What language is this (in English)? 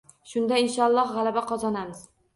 Uzbek